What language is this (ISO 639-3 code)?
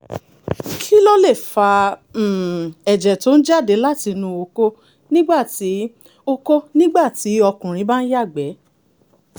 yor